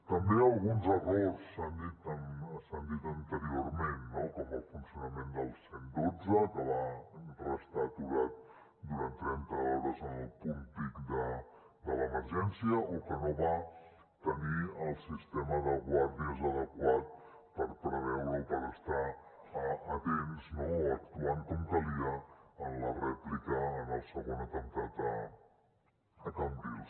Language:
Catalan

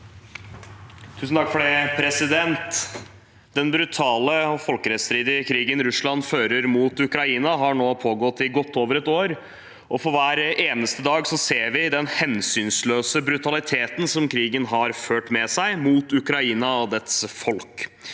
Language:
Norwegian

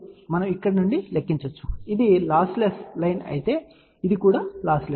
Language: Telugu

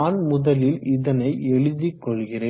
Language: Tamil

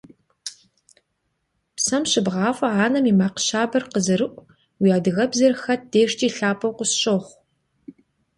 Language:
Kabardian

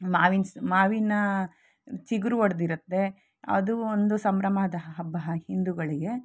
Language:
Kannada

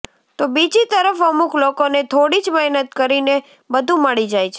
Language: Gujarati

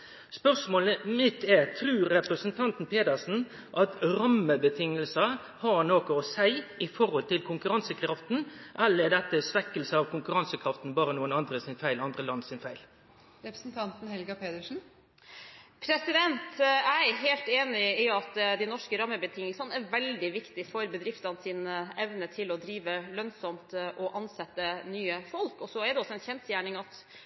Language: Norwegian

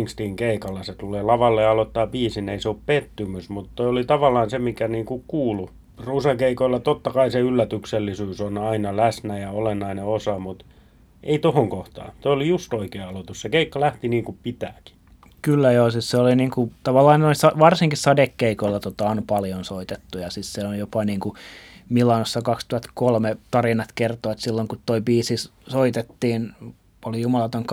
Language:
Finnish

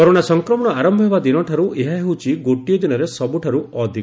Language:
Odia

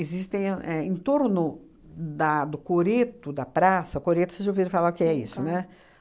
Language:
Portuguese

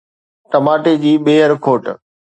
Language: Sindhi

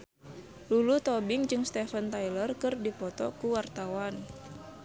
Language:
Sundanese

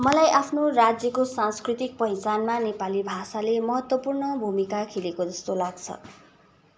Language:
Nepali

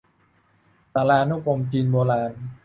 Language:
Thai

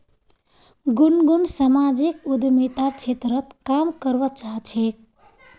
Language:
Magahi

